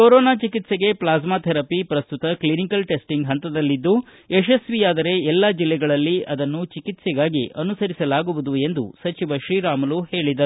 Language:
Kannada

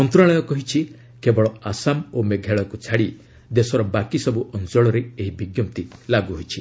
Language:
Odia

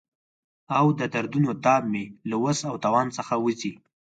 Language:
Pashto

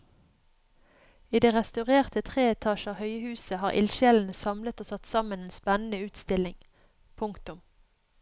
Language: Norwegian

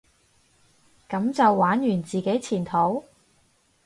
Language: Cantonese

